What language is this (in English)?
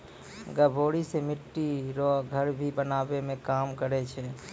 Maithili